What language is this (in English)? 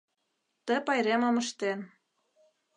Mari